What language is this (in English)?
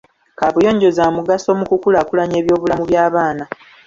Ganda